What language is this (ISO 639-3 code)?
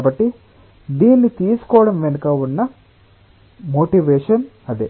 tel